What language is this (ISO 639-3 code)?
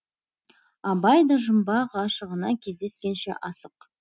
kaz